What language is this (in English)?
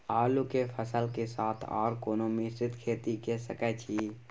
Maithili